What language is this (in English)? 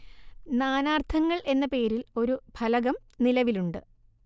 Malayalam